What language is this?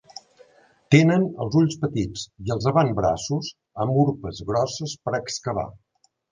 Catalan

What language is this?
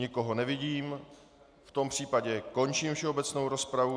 Czech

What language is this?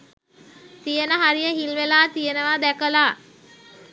Sinhala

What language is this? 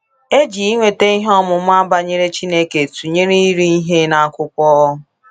Igbo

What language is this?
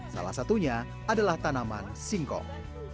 Indonesian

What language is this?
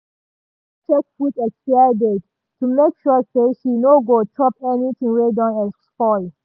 Nigerian Pidgin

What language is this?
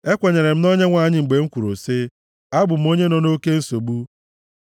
Igbo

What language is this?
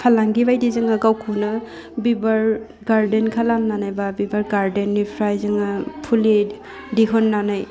Bodo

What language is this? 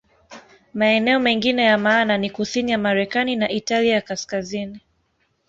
Swahili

